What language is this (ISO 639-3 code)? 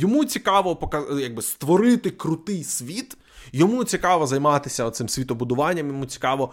ukr